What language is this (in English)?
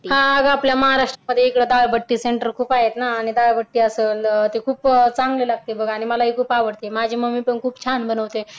Marathi